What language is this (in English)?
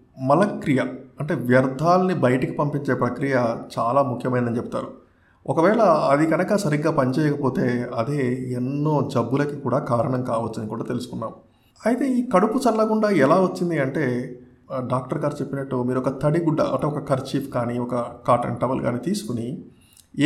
Telugu